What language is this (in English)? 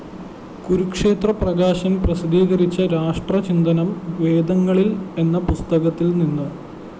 Malayalam